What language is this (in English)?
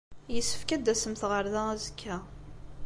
Kabyle